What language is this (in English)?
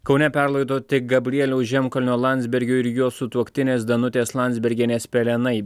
Lithuanian